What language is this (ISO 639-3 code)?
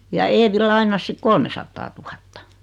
fin